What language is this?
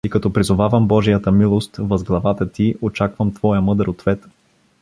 Bulgarian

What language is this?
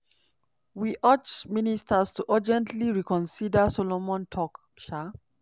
Nigerian Pidgin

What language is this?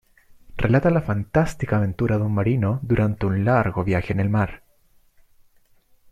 Spanish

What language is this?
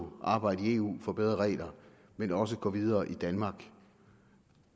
Danish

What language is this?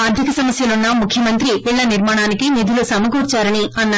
Telugu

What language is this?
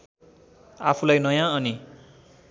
Nepali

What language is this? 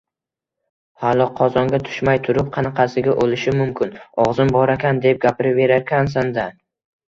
Uzbek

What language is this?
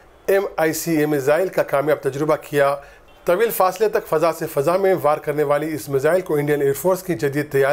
Arabic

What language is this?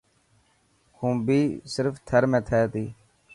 Dhatki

